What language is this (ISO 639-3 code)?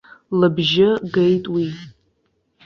abk